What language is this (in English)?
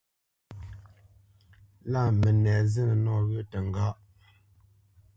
Bamenyam